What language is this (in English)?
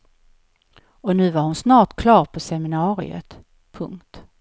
Swedish